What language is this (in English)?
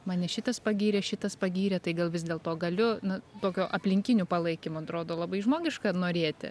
Lithuanian